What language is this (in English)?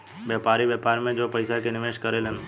Bhojpuri